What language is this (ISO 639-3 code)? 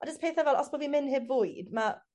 cym